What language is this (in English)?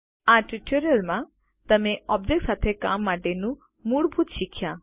Gujarati